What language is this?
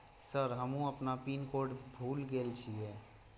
Maithili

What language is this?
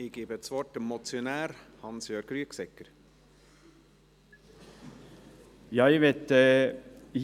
Swiss German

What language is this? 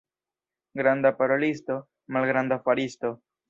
Esperanto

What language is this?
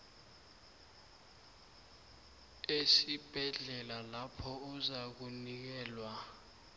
South Ndebele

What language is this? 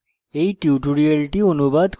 Bangla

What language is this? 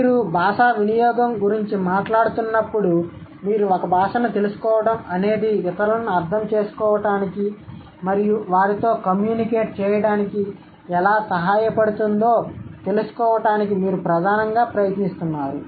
Telugu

